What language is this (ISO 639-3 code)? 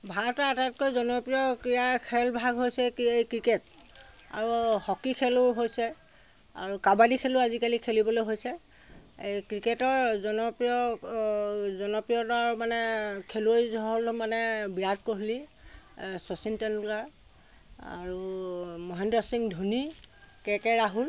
asm